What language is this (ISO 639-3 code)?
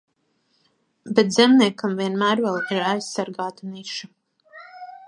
lav